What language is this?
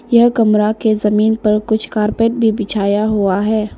Hindi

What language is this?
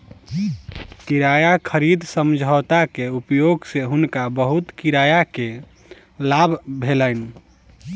Maithili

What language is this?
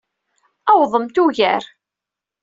Kabyle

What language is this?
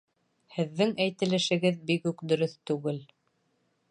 Bashkir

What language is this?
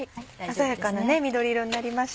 Japanese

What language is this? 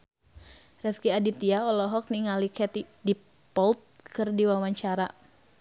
Sundanese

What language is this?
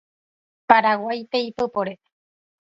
Guarani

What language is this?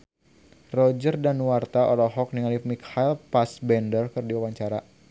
Sundanese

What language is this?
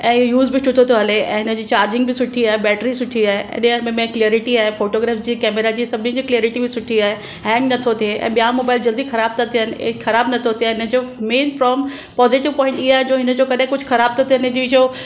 Sindhi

